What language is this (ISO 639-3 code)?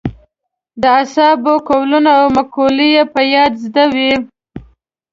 pus